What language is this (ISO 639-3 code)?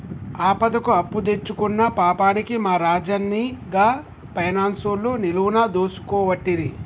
tel